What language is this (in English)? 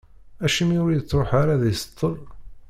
Kabyle